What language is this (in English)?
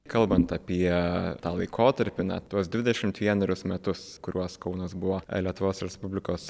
Lithuanian